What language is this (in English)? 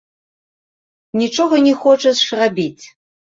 Belarusian